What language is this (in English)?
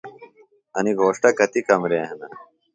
Phalura